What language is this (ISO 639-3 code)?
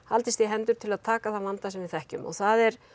isl